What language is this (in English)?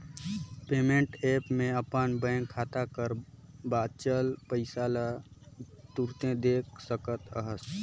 Chhattisgarhi